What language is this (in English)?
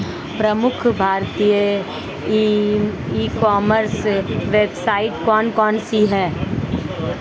Hindi